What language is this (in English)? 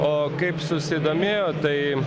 Lithuanian